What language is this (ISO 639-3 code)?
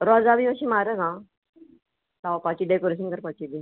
kok